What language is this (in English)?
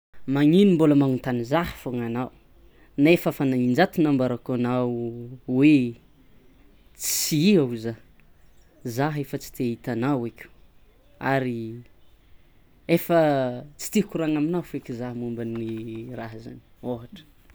Tsimihety Malagasy